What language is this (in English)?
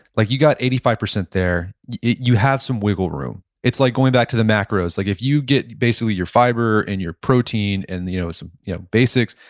English